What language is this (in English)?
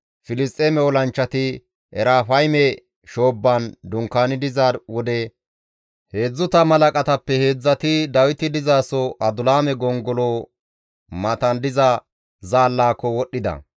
Gamo